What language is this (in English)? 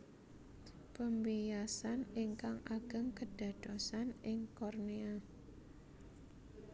Javanese